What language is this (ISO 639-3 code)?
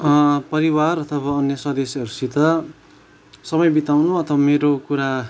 nep